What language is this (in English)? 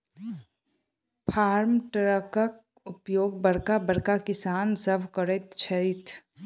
Maithili